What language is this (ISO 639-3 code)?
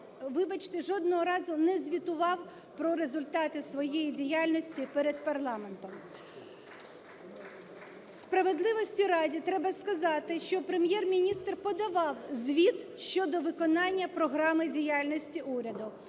ukr